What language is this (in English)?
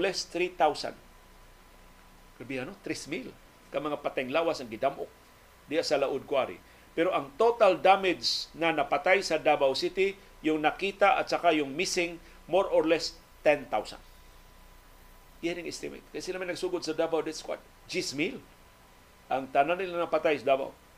Filipino